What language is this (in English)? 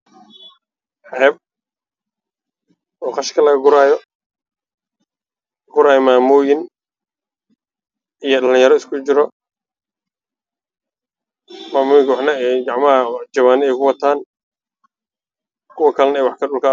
Somali